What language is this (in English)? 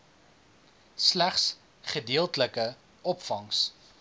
Afrikaans